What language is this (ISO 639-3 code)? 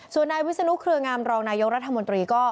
tha